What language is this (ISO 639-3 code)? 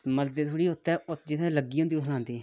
doi